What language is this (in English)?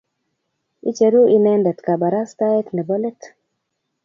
Kalenjin